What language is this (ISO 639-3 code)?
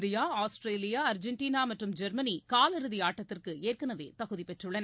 tam